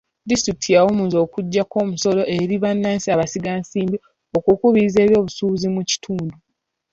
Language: Ganda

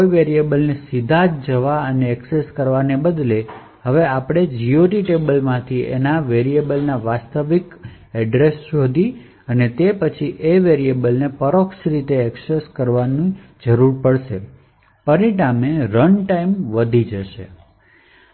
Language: Gujarati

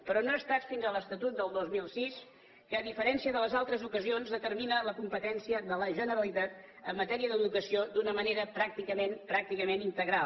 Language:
Catalan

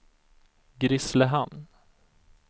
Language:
Swedish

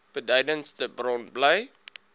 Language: Afrikaans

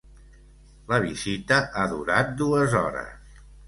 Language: Catalan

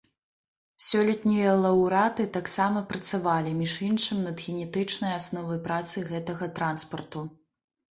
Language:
Belarusian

